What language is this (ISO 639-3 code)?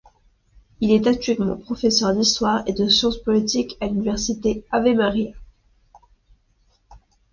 fra